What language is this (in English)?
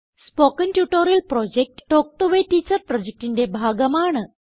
Malayalam